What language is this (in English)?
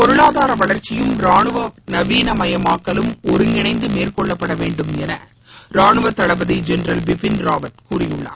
Tamil